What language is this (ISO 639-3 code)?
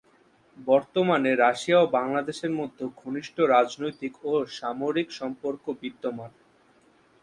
ben